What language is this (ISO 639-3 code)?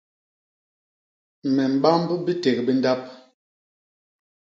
bas